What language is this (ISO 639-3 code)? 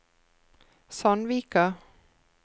nor